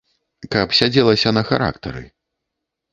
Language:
Belarusian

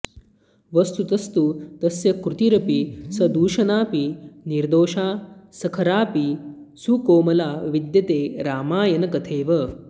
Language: Sanskrit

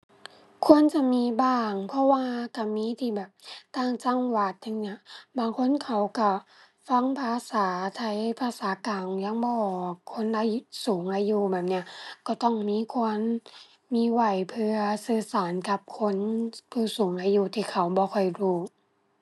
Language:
Thai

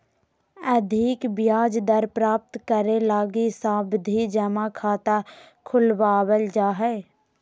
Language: Magahi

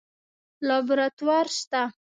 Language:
Pashto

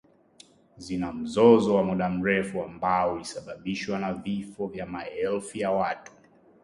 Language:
Swahili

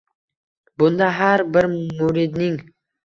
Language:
Uzbek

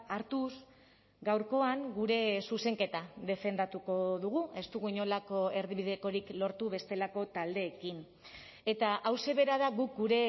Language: Basque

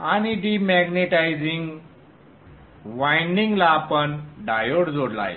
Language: Marathi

